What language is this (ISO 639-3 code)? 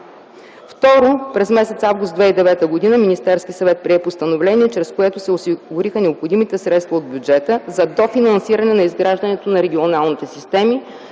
bul